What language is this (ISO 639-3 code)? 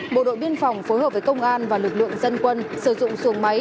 vie